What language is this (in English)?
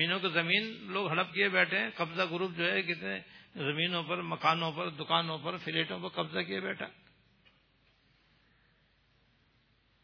Urdu